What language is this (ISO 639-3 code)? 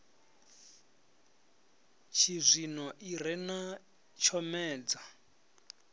ven